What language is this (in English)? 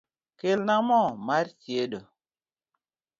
Luo (Kenya and Tanzania)